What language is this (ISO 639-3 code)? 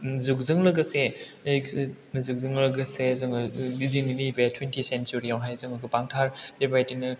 brx